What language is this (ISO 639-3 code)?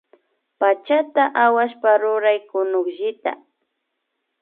qvi